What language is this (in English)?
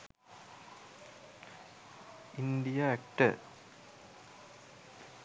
Sinhala